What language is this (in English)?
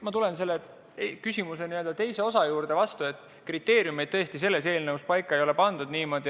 Estonian